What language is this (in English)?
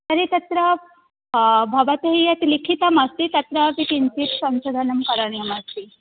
Sanskrit